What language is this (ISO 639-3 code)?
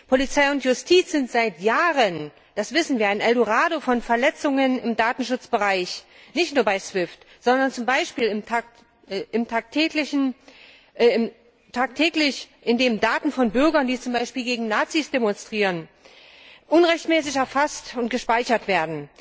deu